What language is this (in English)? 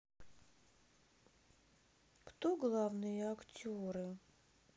Russian